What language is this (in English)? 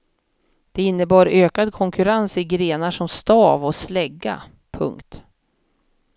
Swedish